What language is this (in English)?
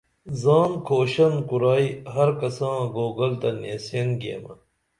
Dameli